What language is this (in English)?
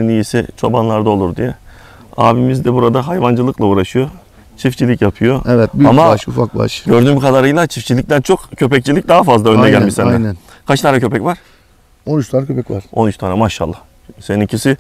Turkish